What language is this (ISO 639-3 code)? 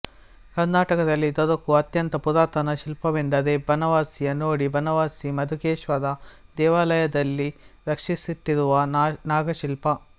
kan